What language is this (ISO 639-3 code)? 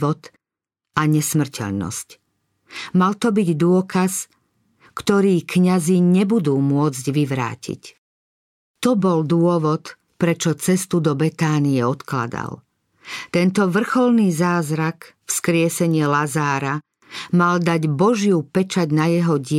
slk